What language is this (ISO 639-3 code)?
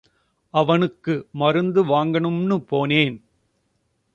tam